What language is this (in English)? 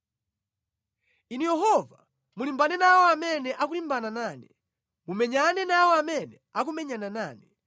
Nyanja